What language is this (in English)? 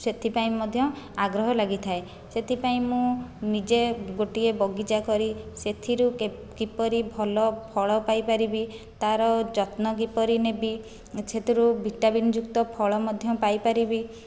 Odia